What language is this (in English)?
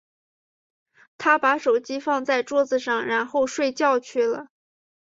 Chinese